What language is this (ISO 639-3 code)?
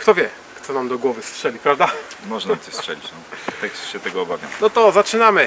pol